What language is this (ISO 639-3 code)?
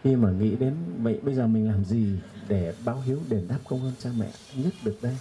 vie